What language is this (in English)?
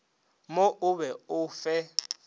Northern Sotho